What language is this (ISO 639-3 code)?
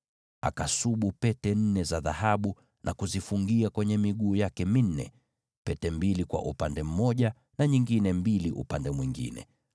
swa